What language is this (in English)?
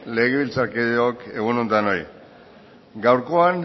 Basque